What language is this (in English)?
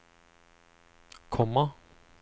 Norwegian